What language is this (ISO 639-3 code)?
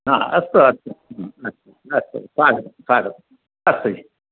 san